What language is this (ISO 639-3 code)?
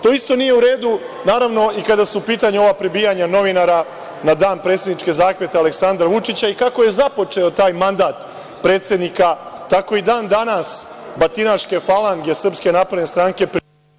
srp